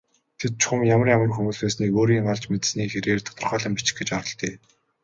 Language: Mongolian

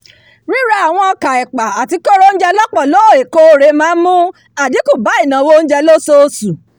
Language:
Yoruba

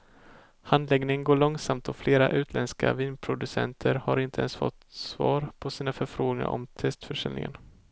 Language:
Swedish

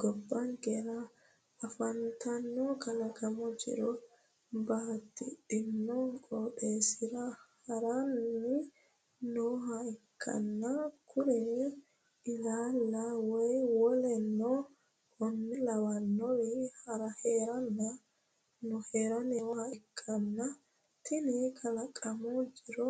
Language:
Sidamo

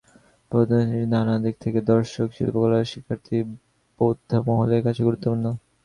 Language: Bangla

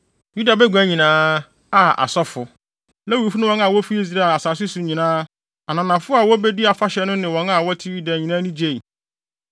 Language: Akan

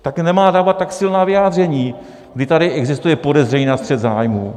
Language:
Czech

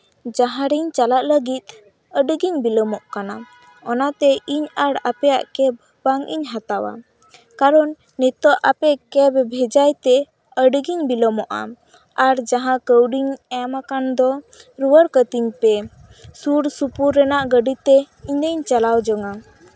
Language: Santali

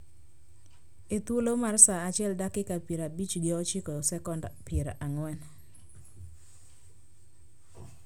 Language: Luo (Kenya and Tanzania)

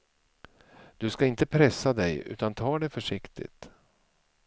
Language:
Swedish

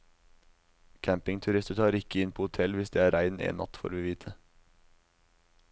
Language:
Norwegian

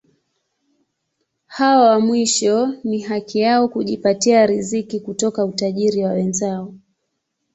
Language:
Swahili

